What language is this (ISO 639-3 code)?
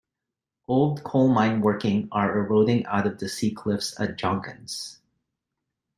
eng